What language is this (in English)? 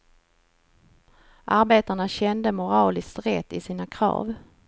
Swedish